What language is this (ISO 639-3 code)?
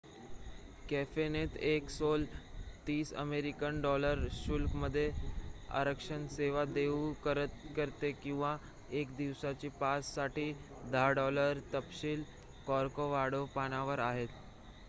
mar